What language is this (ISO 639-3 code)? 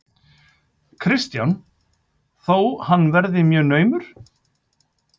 isl